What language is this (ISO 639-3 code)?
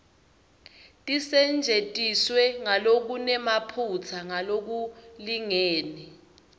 ssw